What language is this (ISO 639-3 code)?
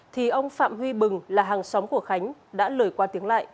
vie